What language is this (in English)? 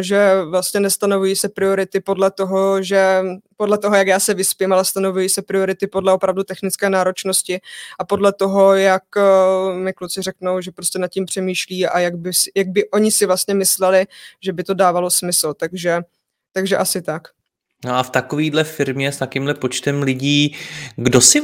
Czech